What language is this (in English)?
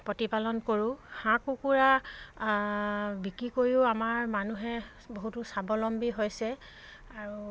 Assamese